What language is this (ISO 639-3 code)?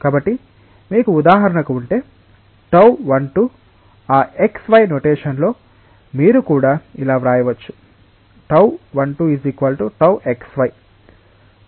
tel